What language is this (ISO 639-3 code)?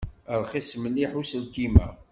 kab